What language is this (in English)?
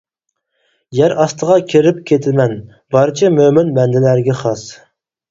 Uyghur